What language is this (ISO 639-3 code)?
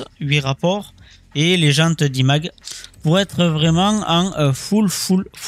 fra